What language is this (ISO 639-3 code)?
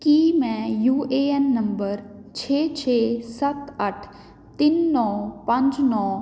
pan